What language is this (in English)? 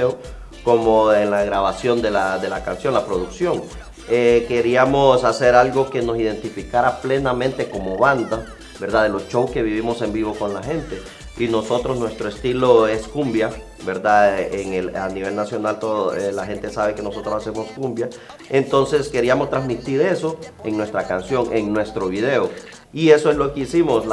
Spanish